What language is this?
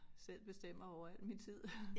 Danish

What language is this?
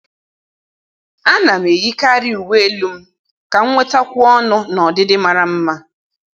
Igbo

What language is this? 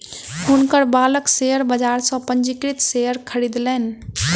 Maithili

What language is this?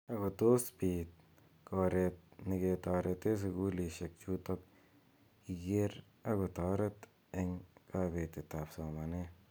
Kalenjin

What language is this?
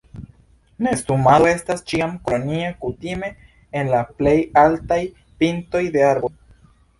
Esperanto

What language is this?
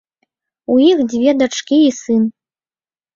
Belarusian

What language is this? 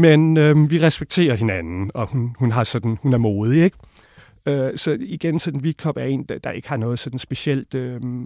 Danish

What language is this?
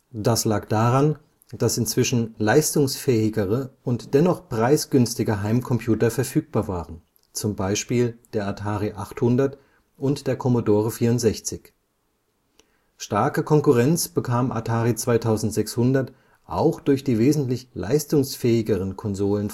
German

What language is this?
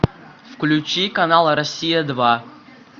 Russian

